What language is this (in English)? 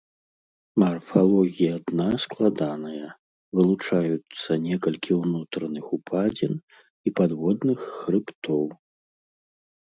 Belarusian